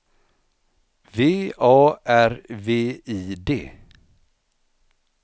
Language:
Swedish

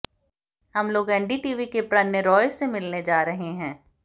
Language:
Hindi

